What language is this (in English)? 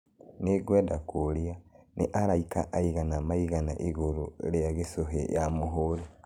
Kikuyu